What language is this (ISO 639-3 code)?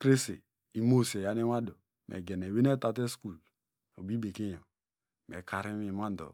deg